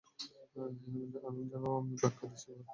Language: Bangla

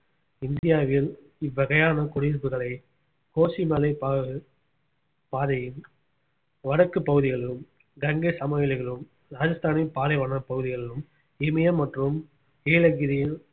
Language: Tamil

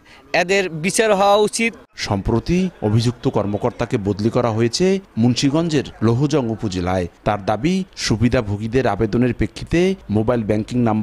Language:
Bangla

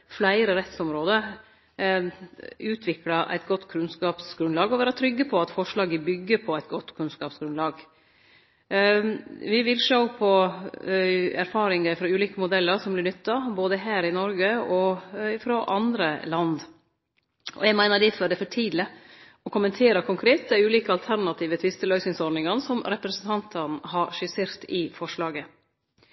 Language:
Norwegian Nynorsk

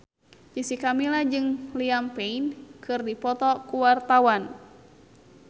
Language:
Sundanese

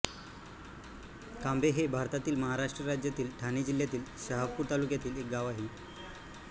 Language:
Marathi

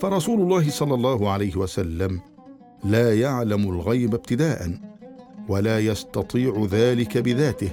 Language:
Arabic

